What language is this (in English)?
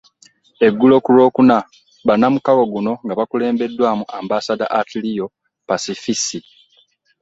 Ganda